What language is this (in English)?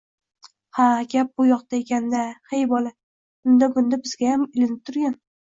Uzbek